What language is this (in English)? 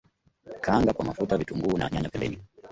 Swahili